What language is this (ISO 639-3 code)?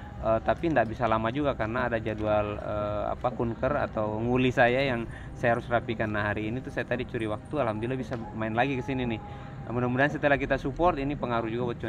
ind